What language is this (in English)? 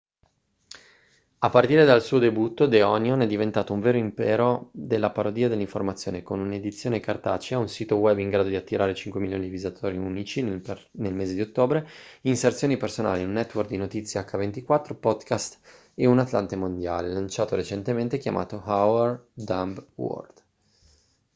Italian